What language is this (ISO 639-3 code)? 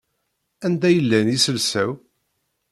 kab